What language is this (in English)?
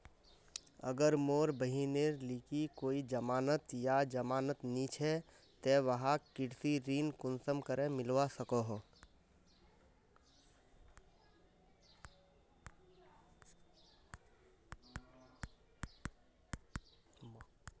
Magahi